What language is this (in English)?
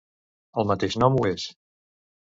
Catalan